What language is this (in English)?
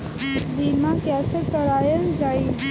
Bhojpuri